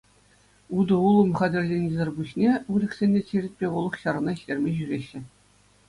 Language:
Chuvash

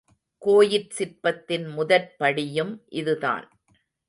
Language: Tamil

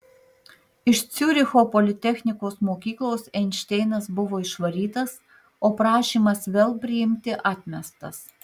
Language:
Lithuanian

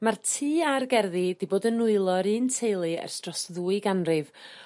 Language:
Welsh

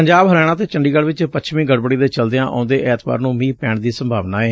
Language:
Punjabi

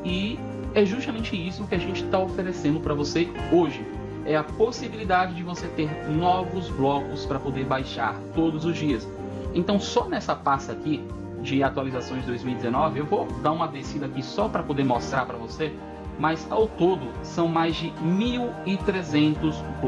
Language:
Portuguese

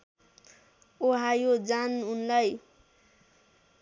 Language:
Nepali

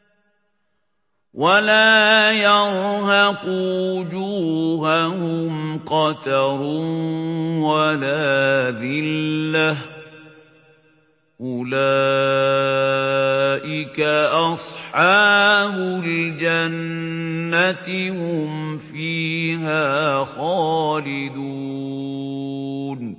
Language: Arabic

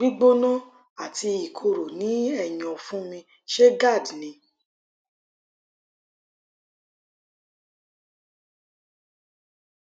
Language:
Yoruba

